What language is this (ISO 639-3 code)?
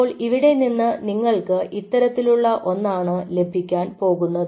mal